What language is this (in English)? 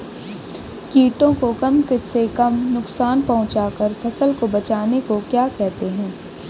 Hindi